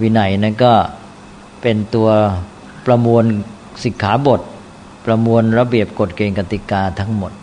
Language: Thai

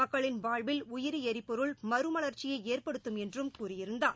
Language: Tamil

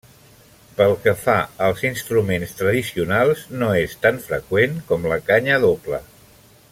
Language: Catalan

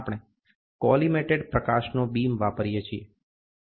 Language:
Gujarati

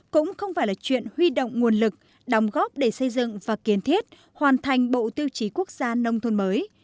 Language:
Vietnamese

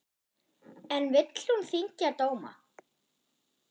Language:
Icelandic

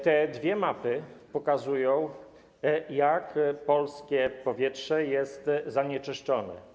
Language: Polish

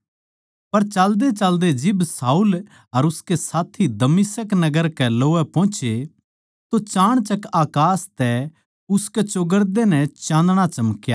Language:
Haryanvi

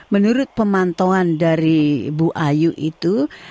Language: Indonesian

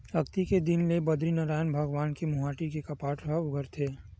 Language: Chhattisgarhi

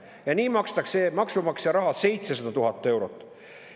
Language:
Estonian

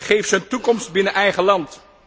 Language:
Dutch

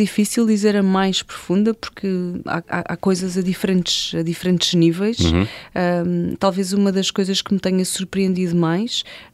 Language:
Portuguese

